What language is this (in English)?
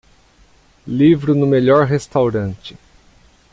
Portuguese